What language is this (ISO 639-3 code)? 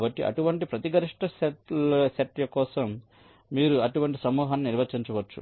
tel